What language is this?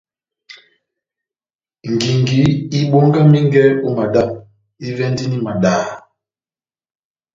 Batanga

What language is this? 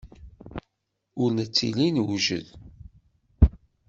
Kabyle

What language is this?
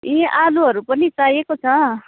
Nepali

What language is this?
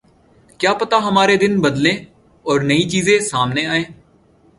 Urdu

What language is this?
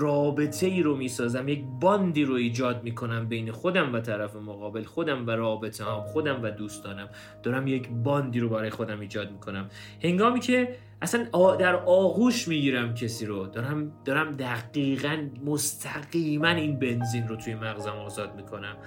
Persian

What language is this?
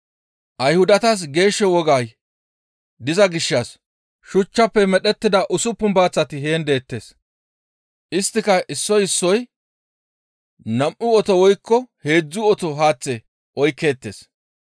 Gamo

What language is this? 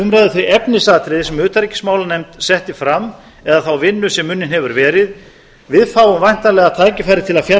Icelandic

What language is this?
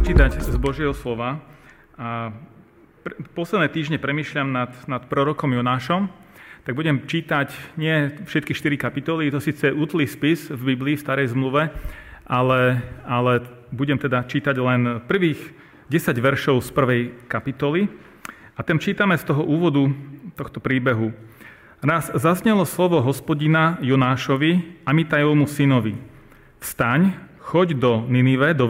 Slovak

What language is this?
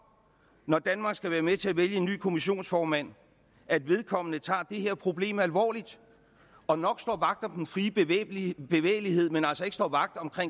Danish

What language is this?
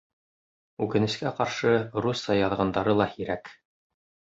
Bashkir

